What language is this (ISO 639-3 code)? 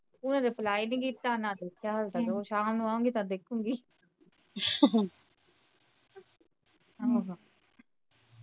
pan